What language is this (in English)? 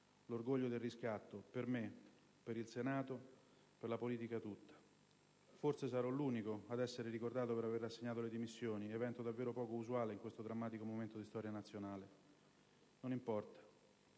Italian